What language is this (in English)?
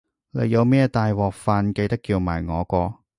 Cantonese